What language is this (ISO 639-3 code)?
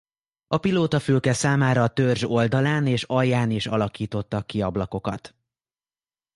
hun